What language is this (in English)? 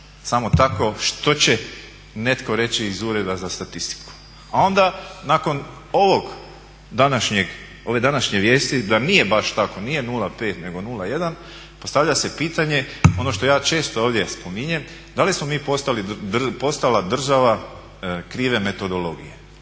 Croatian